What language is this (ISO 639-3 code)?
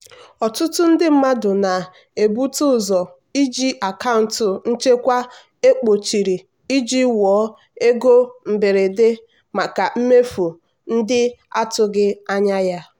ibo